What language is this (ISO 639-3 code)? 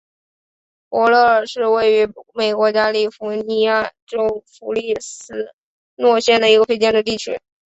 zho